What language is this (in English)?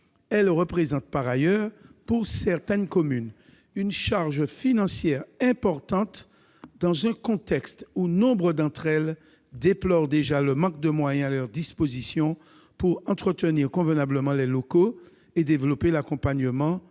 French